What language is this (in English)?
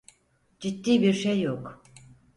Turkish